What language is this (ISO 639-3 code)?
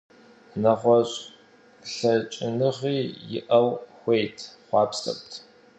kbd